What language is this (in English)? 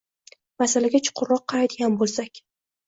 Uzbek